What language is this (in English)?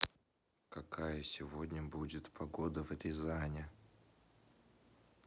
Russian